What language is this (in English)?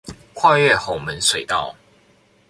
Chinese